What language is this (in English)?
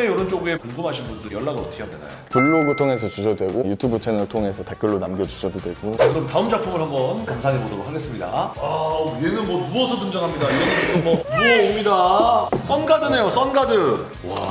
Korean